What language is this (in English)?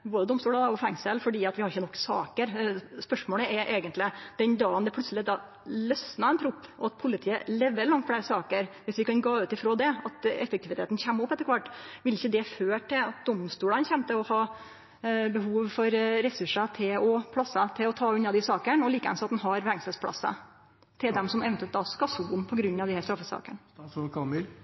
Norwegian